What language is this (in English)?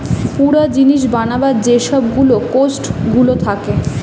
Bangla